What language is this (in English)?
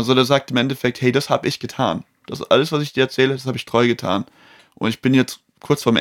German